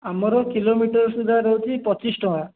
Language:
Odia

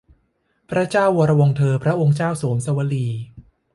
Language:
Thai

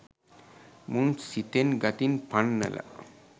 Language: Sinhala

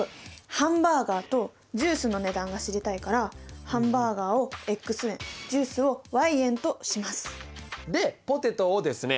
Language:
Japanese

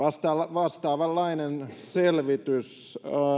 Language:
Finnish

